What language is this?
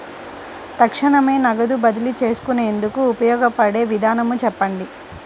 Telugu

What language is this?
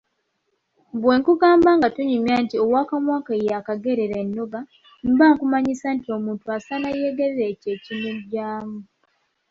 Ganda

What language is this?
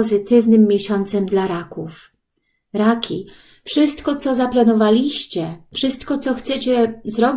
Polish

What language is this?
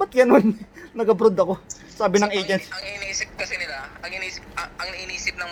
Filipino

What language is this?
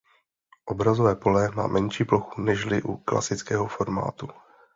Czech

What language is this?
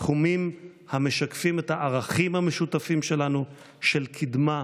Hebrew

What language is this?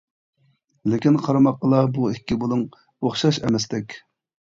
Uyghur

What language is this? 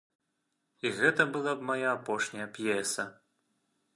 Belarusian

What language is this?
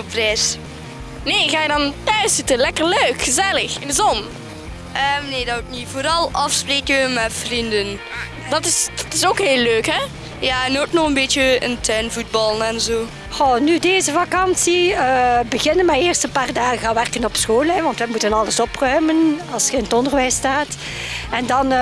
Dutch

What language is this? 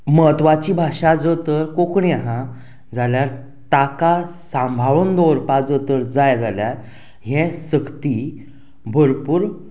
Konkani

